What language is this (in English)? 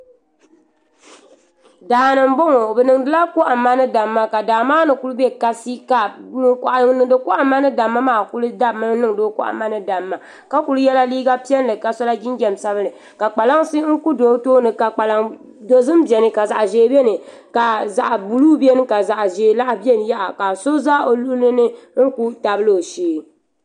Dagbani